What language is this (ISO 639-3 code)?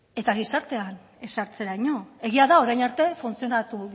eus